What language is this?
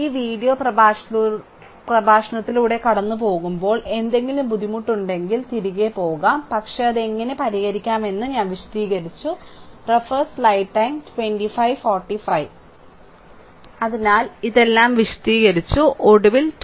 Malayalam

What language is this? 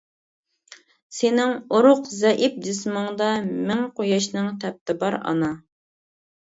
Uyghur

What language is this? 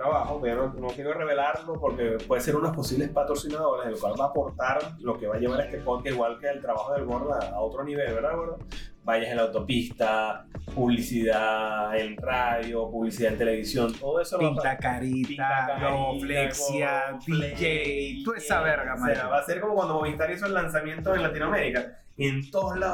Spanish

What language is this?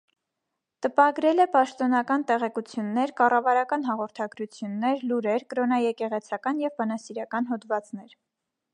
Armenian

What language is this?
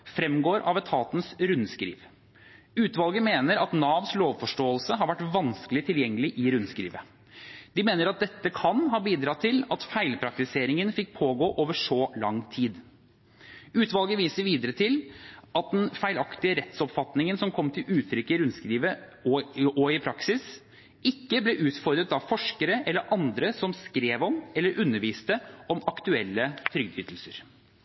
Norwegian Bokmål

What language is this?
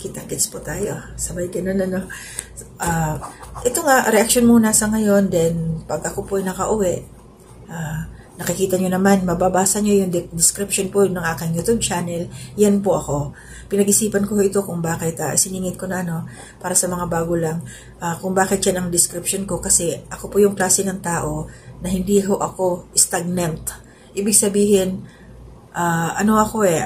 Filipino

